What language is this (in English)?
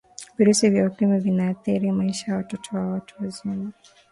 Swahili